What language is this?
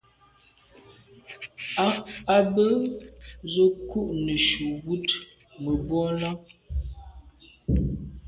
Medumba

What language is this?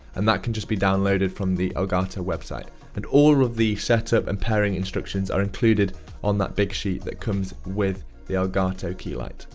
English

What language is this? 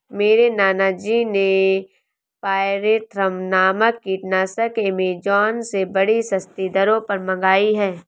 Hindi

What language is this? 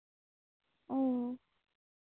Santali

